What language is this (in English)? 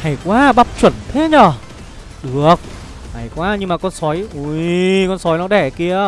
Vietnamese